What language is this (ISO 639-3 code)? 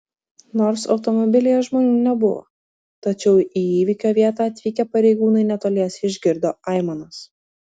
lit